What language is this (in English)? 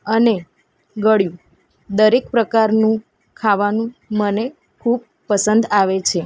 Gujarati